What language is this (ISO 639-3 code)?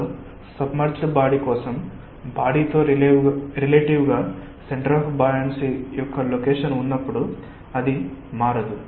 tel